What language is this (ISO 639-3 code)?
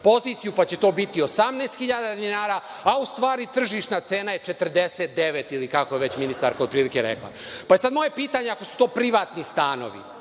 srp